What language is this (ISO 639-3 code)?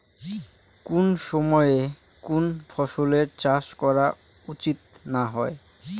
ben